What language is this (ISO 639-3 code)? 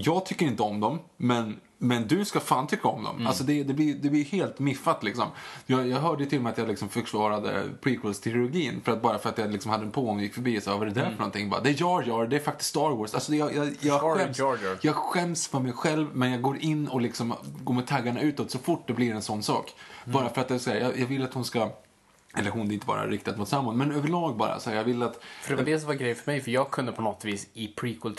swe